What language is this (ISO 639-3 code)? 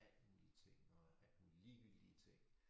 dan